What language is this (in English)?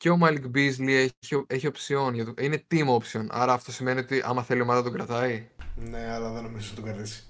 Greek